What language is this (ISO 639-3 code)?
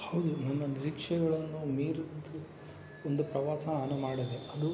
kan